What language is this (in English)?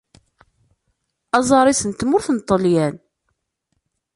Kabyle